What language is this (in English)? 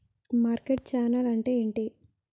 Telugu